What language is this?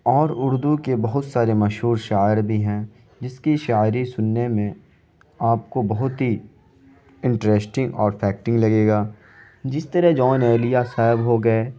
Urdu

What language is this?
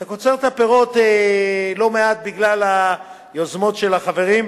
Hebrew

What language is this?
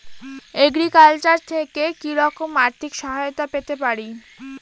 Bangla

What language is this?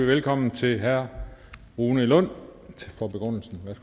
Danish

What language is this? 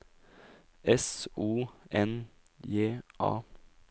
Norwegian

